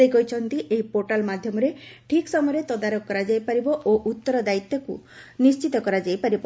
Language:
Odia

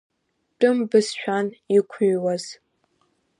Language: Abkhazian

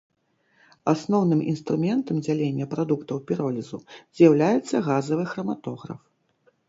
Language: Belarusian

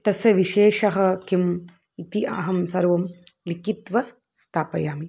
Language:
Sanskrit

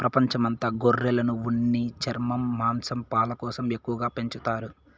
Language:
Telugu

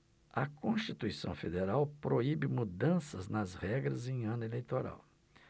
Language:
Portuguese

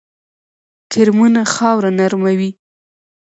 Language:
Pashto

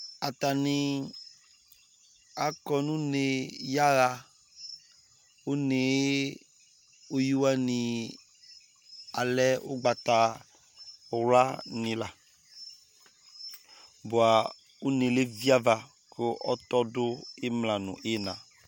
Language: Ikposo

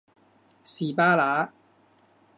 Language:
Cantonese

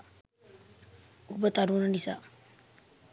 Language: Sinhala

